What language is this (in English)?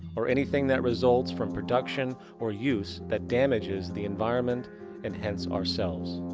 English